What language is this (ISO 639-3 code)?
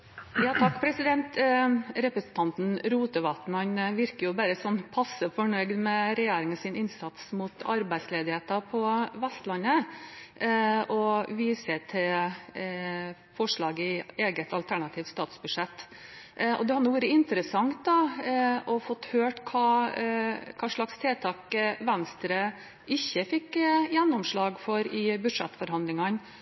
nor